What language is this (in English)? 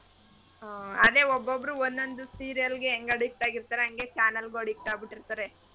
Kannada